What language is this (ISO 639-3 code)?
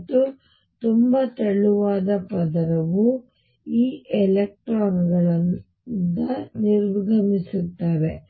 kan